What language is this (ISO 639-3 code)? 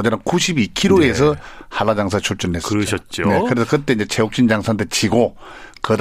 kor